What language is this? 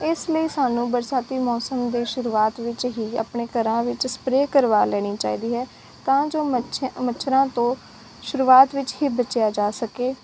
Punjabi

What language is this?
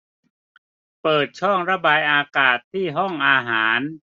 Thai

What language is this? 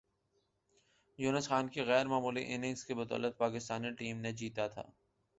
Urdu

